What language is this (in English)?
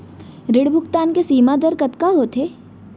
Chhattisgarhi